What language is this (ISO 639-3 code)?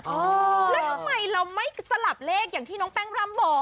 tha